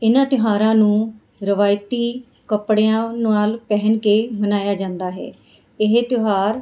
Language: Punjabi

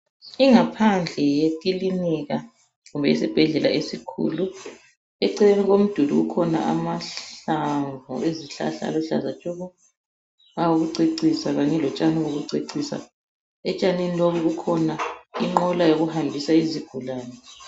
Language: North Ndebele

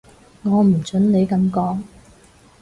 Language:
Cantonese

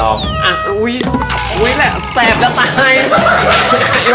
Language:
Thai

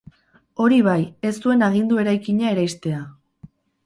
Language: Basque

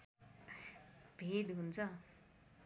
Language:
Nepali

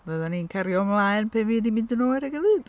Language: Welsh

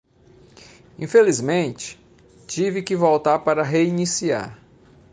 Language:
Portuguese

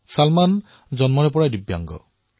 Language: Assamese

